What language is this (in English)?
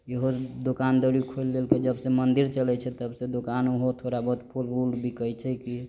Maithili